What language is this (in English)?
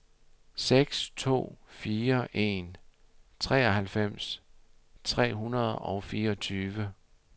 Danish